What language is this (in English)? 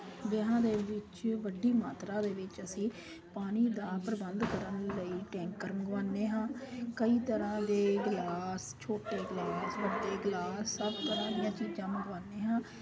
Punjabi